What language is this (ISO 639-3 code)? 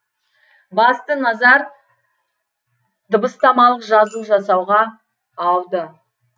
kaz